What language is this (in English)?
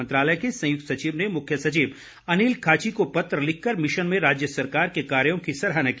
Hindi